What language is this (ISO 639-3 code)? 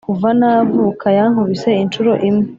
kin